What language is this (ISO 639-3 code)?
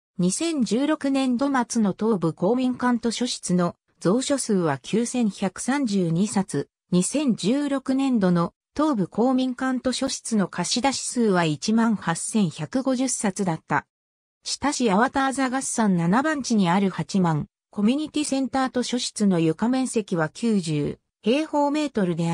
jpn